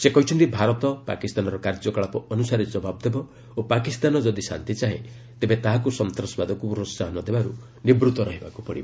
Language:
Odia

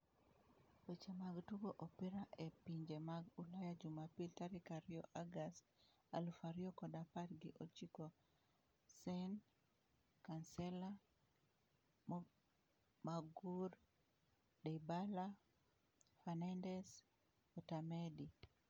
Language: Luo (Kenya and Tanzania)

